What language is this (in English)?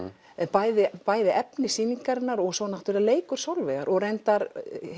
Icelandic